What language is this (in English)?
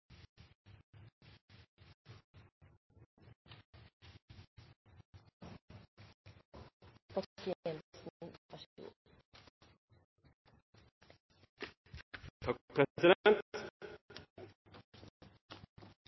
Norwegian Nynorsk